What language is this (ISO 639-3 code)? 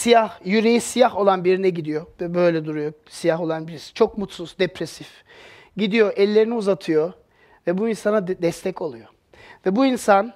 tur